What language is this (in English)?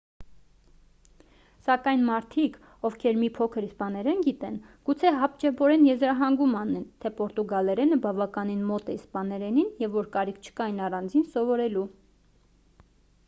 Armenian